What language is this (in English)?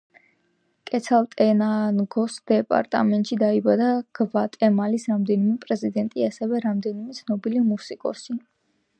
Georgian